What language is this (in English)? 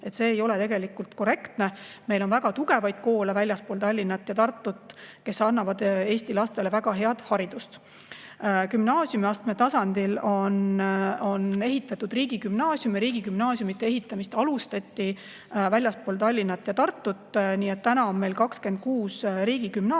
Estonian